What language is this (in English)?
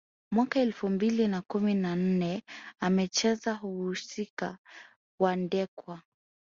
Swahili